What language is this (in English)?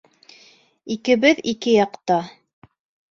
Bashkir